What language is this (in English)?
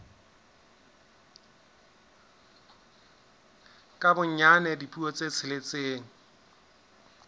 Southern Sotho